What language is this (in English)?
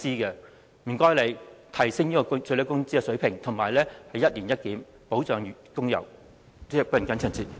Cantonese